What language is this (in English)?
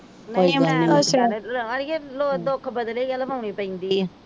Punjabi